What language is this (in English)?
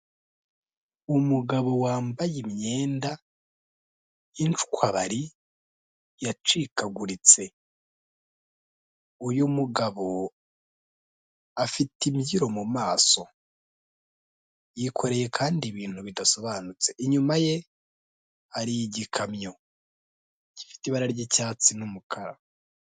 Kinyarwanda